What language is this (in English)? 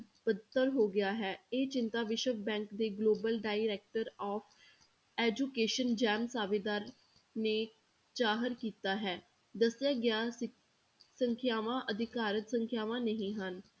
Punjabi